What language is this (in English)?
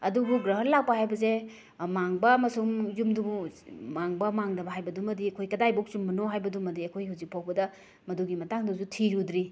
Manipuri